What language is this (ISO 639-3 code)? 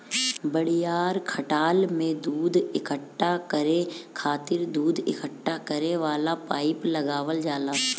bho